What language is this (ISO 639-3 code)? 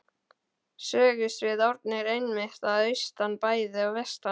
isl